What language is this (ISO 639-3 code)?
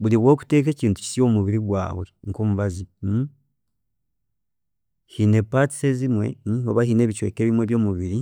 cgg